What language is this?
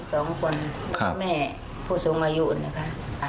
Thai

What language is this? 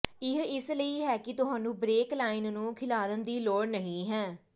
Punjabi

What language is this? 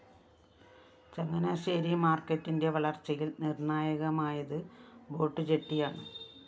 Malayalam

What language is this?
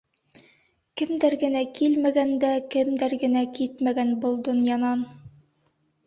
Bashkir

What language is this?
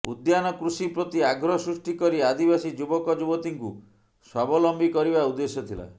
Odia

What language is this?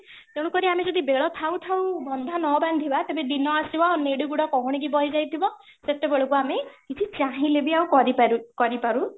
Odia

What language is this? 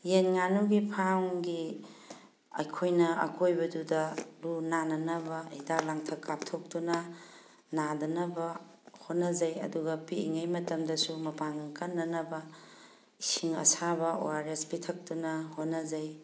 Manipuri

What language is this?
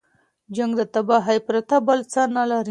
Pashto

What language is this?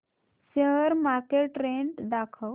Marathi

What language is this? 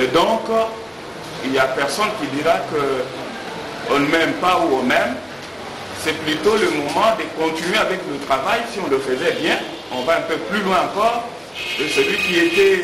French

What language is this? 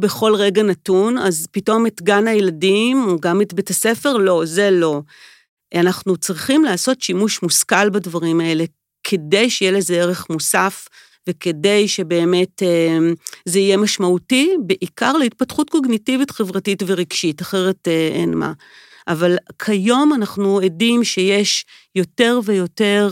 Hebrew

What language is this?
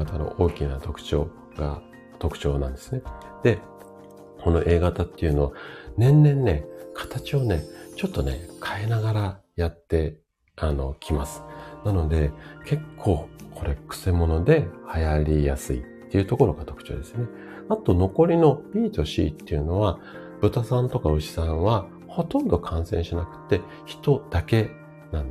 Japanese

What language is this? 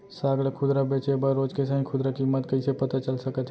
Chhattisgarhi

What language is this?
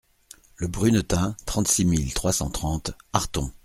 French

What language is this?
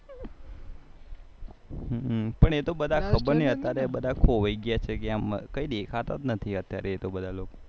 Gujarati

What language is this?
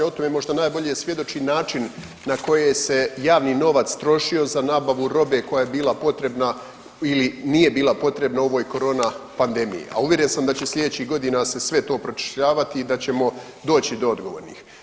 Croatian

